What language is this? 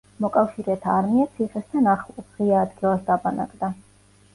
Georgian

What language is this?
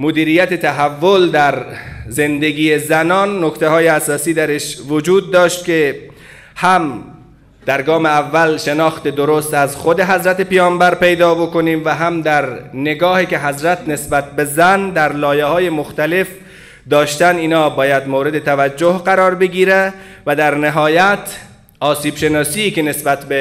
Persian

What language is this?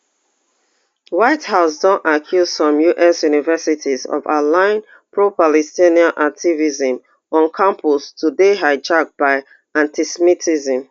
Nigerian Pidgin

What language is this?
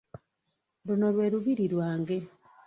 Ganda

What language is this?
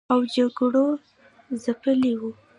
Pashto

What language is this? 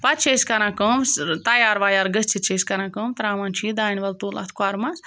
Kashmiri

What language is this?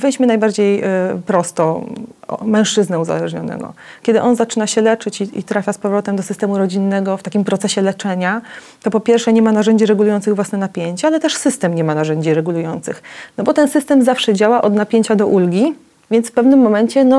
Polish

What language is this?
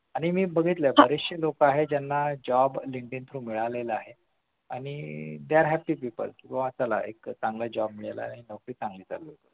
Marathi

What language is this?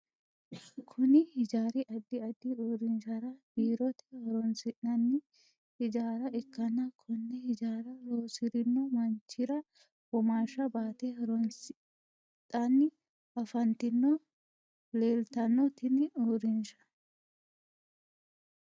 Sidamo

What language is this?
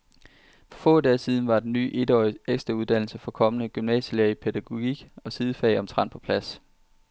Danish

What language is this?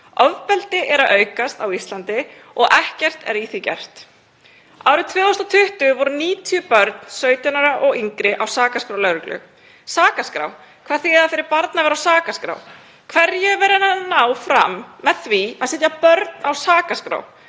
Icelandic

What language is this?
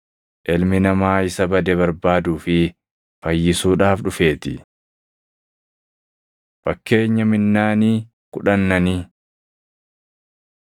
Oromo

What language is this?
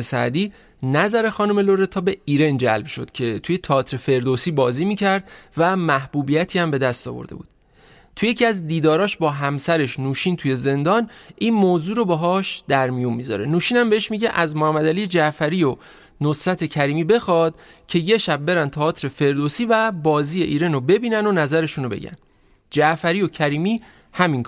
Persian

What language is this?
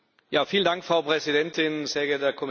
German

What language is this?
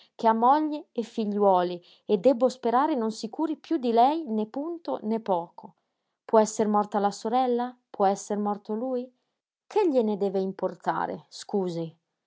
Italian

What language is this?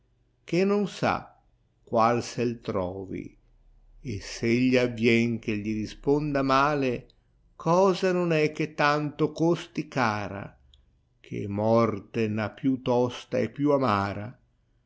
Italian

